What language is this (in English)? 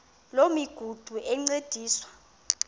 Xhosa